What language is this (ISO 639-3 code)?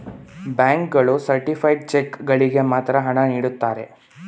kan